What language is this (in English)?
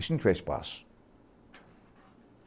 Portuguese